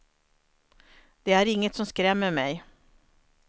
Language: Swedish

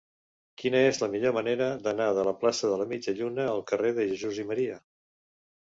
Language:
Catalan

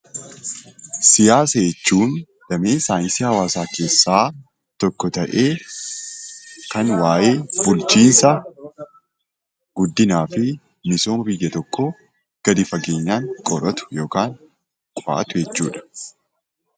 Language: Oromo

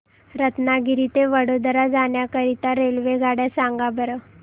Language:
Marathi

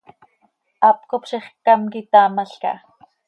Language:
Seri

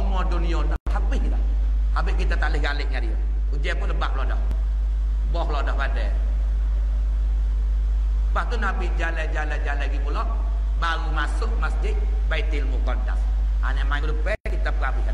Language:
Malay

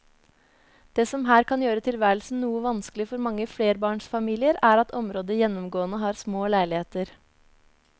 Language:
Norwegian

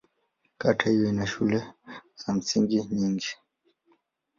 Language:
Swahili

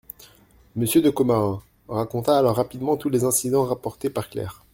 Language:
French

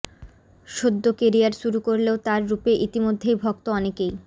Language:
Bangla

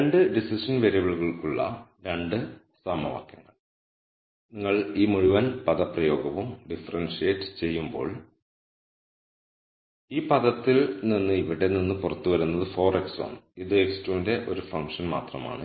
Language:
Malayalam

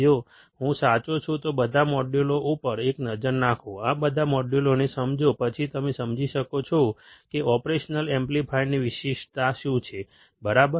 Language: Gujarati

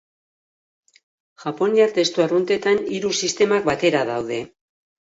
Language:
Basque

